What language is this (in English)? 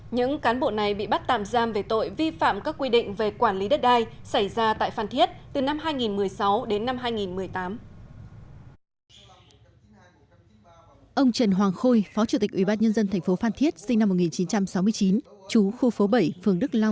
Vietnamese